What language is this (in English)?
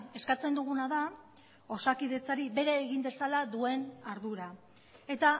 Basque